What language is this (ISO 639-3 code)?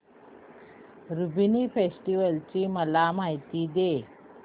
mar